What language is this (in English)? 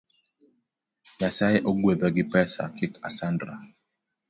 Luo (Kenya and Tanzania)